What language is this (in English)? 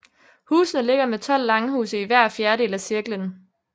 Danish